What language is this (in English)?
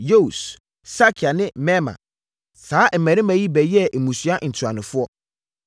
Akan